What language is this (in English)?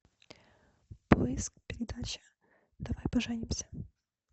Russian